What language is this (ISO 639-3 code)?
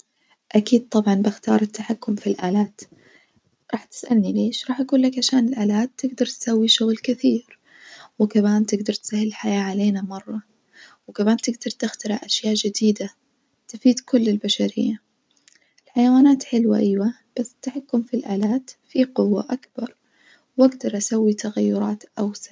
ars